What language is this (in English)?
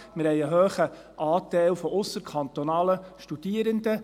Swiss German